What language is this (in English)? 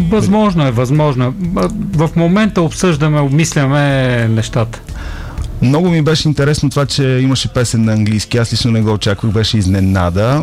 Bulgarian